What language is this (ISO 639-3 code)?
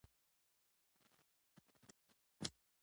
pus